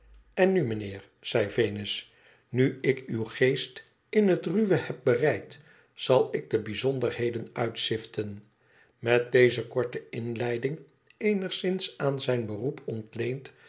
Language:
Dutch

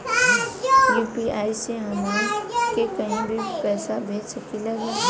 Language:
Bhojpuri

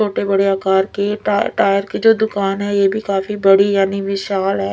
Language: Hindi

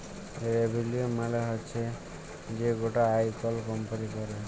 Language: Bangla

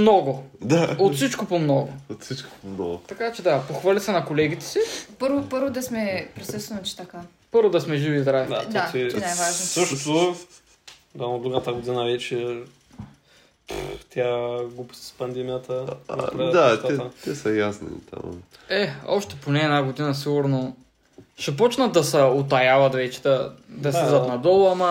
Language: Bulgarian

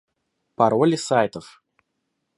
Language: Russian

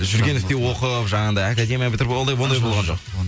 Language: Kazakh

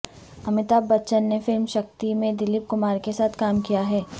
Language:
Urdu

